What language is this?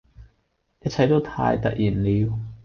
Cantonese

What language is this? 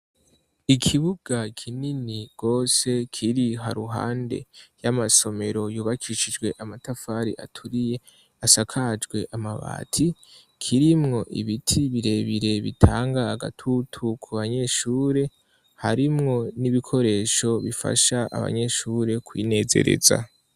Rundi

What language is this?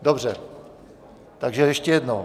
Czech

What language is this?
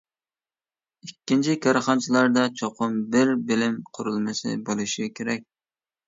Uyghur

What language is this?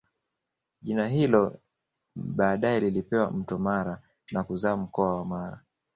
Swahili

